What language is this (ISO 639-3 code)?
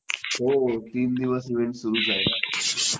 mar